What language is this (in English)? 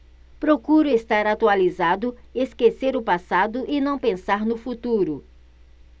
Portuguese